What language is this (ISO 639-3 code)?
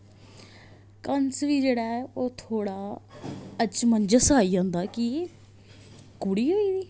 doi